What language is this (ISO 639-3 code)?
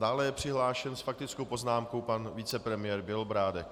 ces